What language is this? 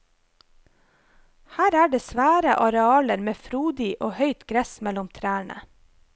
Norwegian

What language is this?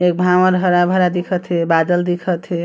Chhattisgarhi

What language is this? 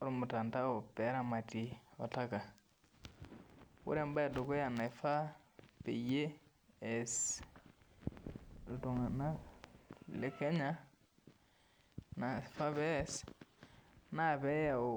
Masai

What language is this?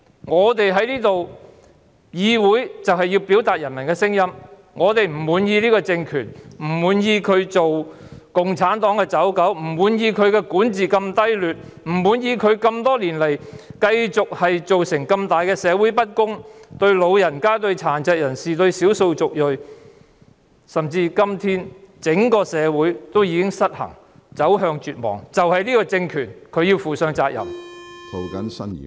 Cantonese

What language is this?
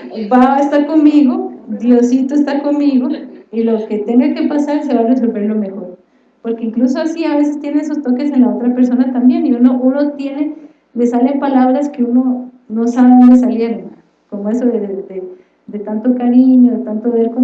Spanish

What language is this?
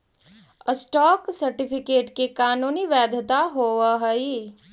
Magahi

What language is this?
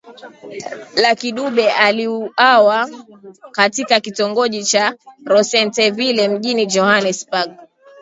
Swahili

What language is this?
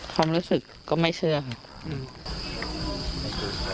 Thai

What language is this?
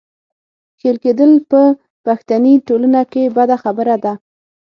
Pashto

